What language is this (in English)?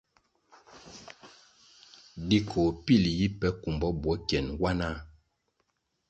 Kwasio